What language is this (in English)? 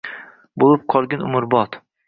Uzbek